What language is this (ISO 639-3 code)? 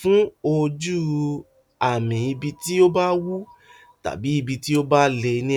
yor